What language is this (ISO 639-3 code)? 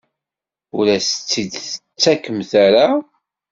kab